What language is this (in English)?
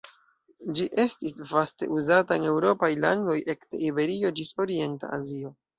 Esperanto